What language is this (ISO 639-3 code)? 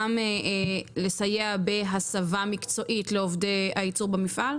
heb